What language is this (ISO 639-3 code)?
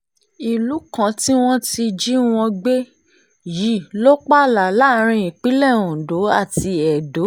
yor